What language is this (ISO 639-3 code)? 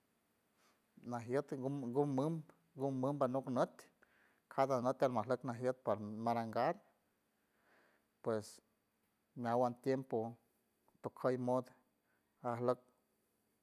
hue